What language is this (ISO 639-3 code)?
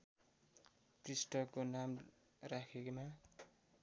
nep